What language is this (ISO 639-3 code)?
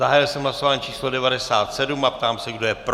ces